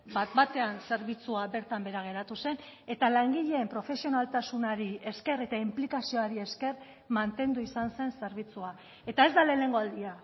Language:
Basque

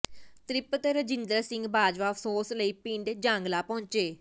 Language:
Punjabi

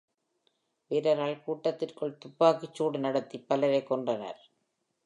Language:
Tamil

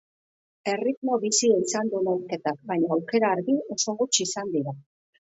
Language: Basque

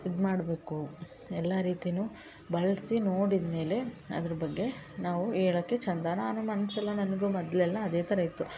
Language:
Kannada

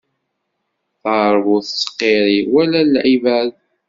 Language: Kabyle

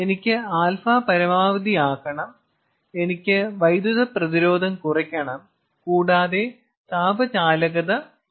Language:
Malayalam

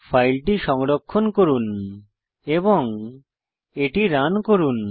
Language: Bangla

